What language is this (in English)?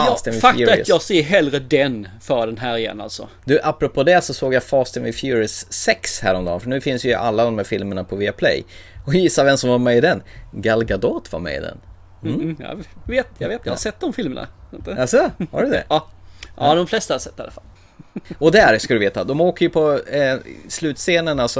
Swedish